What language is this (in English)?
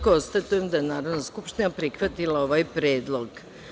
Serbian